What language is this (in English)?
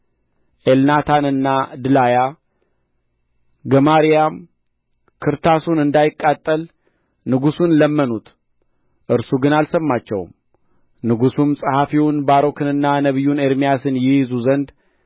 Amharic